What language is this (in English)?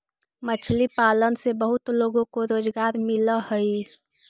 Magahi